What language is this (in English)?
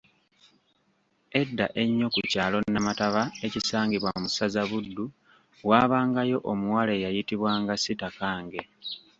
Ganda